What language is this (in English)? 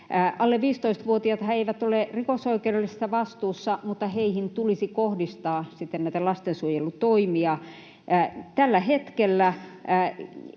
Finnish